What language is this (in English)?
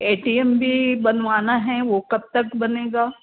Hindi